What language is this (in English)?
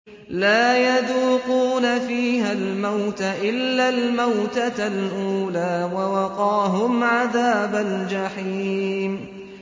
Arabic